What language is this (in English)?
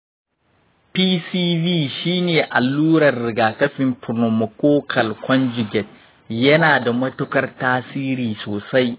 Hausa